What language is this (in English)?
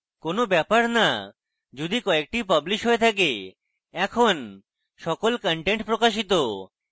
Bangla